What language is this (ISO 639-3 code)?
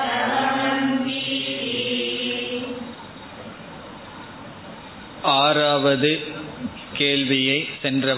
tam